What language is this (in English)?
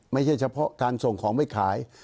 Thai